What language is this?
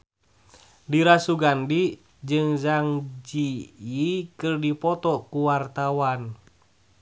Sundanese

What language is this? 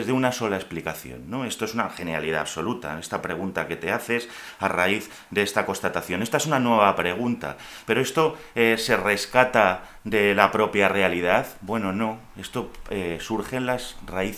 Spanish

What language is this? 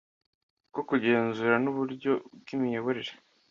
Kinyarwanda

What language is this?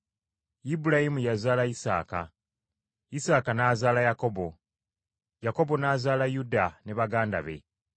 Ganda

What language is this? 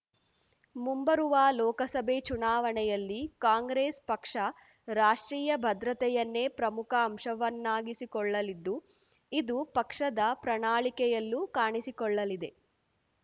Kannada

